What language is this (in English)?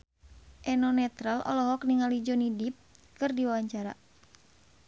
Sundanese